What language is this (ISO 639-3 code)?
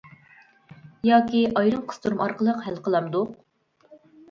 uig